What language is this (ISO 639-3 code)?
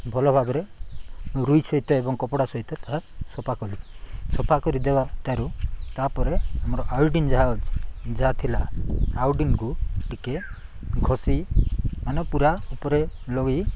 ori